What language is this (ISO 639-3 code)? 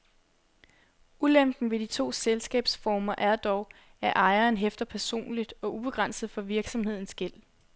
dan